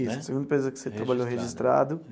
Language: Portuguese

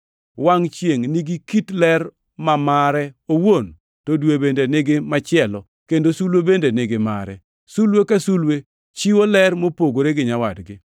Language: Luo (Kenya and Tanzania)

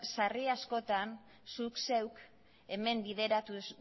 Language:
Basque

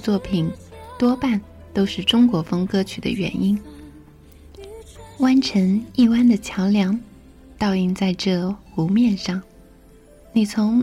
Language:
Chinese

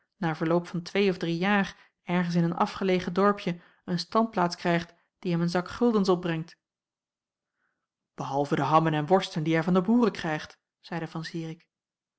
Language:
Dutch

